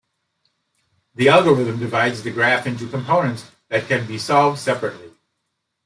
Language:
English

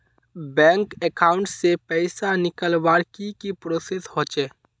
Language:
Magahi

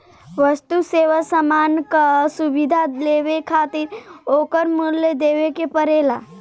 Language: Bhojpuri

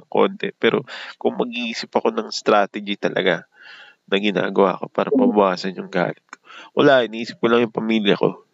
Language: Filipino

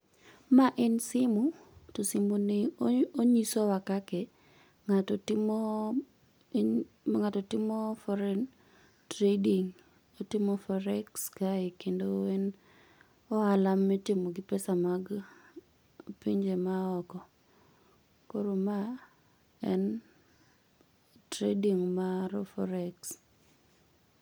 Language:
Luo (Kenya and Tanzania)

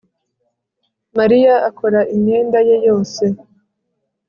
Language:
Kinyarwanda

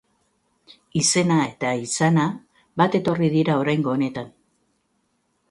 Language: Basque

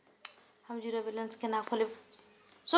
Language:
Maithili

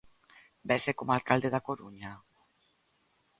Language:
Galician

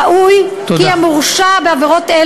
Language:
Hebrew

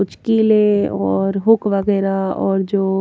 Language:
Hindi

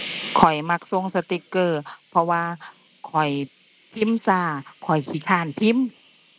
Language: Thai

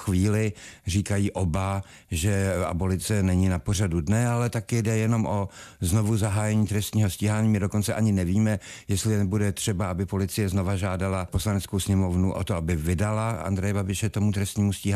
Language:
Czech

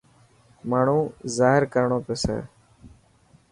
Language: Dhatki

